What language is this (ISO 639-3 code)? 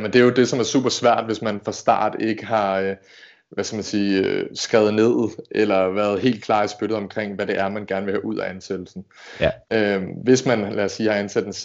dan